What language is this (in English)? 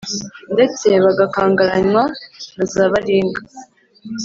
Kinyarwanda